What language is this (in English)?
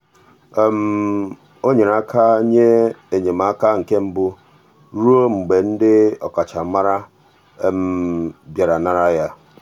Igbo